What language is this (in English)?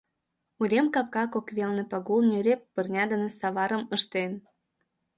Mari